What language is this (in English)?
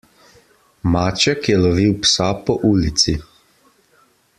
Slovenian